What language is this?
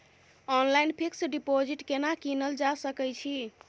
Maithili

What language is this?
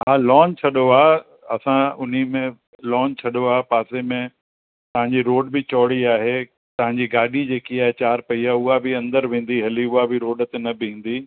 Sindhi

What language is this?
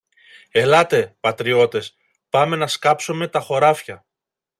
Greek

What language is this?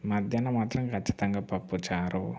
Telugu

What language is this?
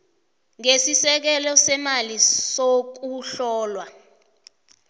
South Ndebele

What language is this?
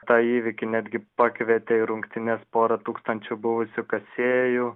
Lithuanian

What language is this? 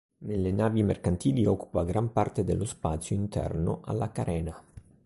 Italian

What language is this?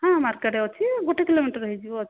Odia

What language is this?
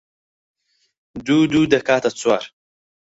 Central Kurdish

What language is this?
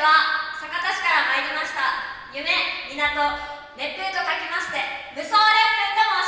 Japanese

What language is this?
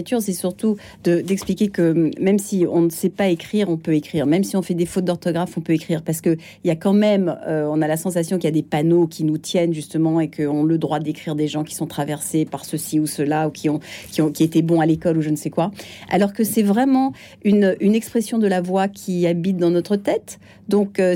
French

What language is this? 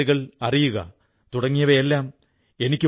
Malayalam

